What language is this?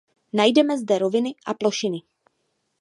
Czech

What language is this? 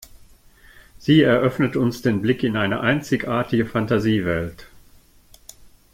German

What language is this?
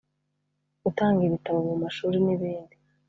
Kinyarwanda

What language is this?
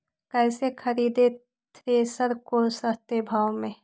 Magahi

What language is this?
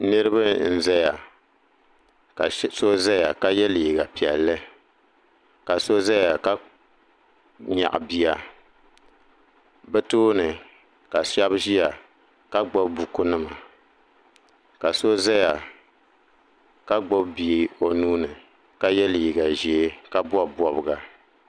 Dagbani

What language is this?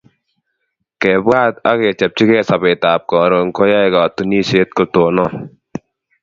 Kalenjin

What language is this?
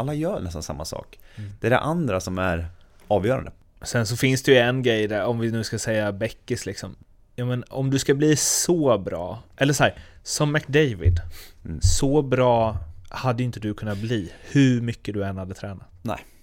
Swedish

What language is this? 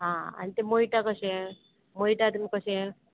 Konkani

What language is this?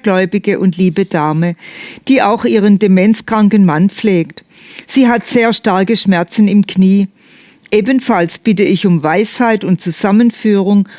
German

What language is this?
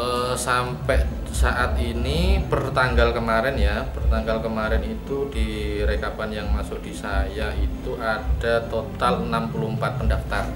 Indonesian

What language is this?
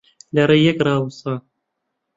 Central Kurdish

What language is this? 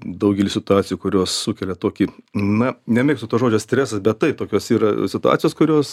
Lithuanian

